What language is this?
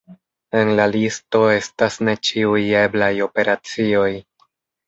Esperanto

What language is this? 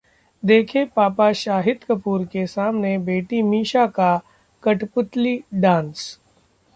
Hindi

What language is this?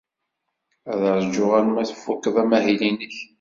Kabyle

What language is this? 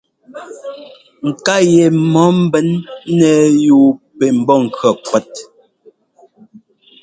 Ngomba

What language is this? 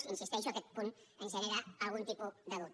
Catalan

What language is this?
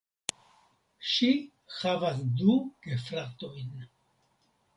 Esperanto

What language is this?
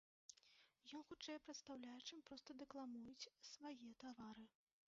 Belarusian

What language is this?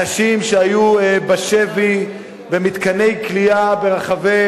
Hebrew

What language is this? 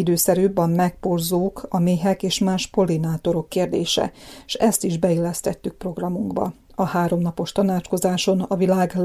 Hungarian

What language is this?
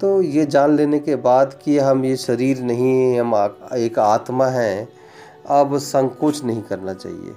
Hindi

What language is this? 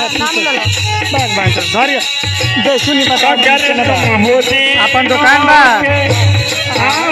Hindi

